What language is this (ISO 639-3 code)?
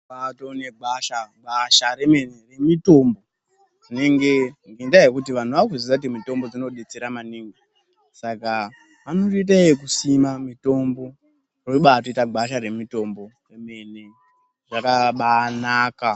ndc